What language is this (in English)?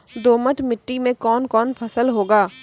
Maithili